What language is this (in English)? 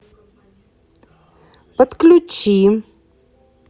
Russian